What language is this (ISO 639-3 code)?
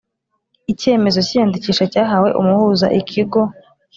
kin